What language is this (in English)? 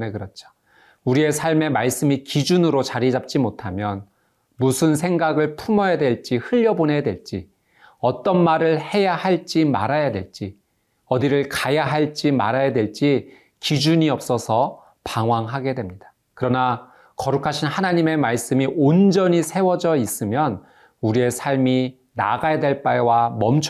Korean